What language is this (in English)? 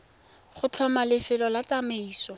Tswana